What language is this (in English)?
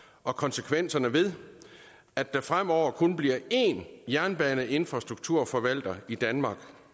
Danish